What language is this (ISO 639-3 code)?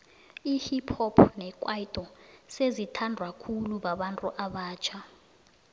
nbl